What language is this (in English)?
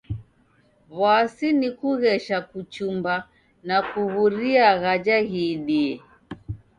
Taita